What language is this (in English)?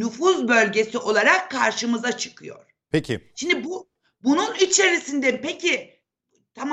Turkish